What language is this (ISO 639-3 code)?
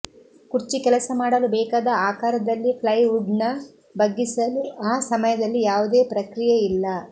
kan